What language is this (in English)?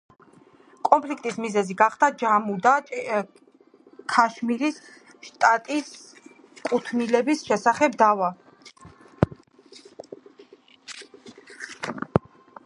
Georgian